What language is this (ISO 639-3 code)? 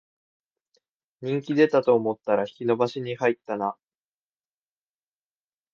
jpn